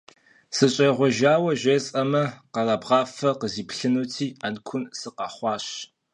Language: Kabardian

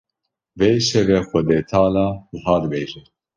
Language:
Kurdish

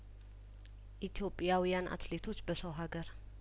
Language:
Amharic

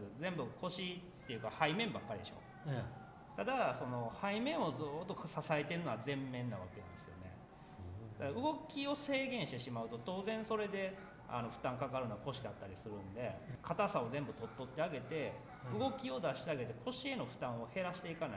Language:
Japanese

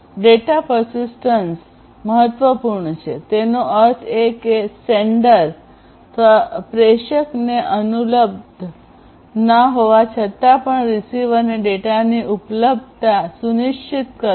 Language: Gujarati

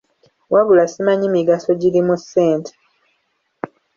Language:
Ganda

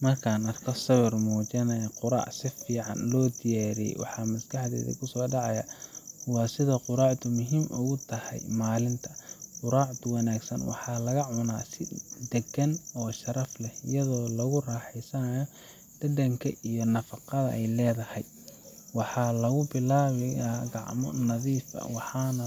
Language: Somali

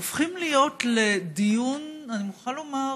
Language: Hebrew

